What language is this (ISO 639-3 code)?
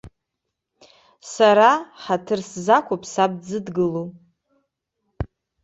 abk